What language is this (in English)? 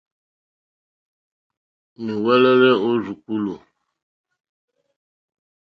Mokpwe